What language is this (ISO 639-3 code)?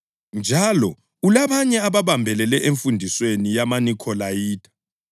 nde